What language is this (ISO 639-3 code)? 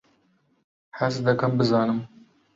ckb